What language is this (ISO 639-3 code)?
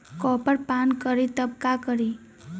bho